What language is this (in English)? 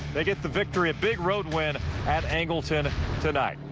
English